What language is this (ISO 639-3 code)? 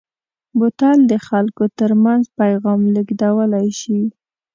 pus